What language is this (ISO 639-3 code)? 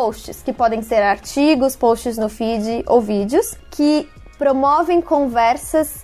por